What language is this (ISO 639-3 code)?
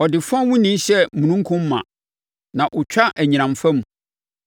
aka